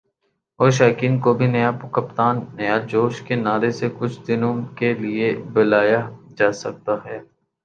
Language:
Urdu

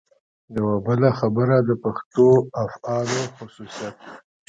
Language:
Pashto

